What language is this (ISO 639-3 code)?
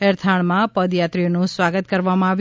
guj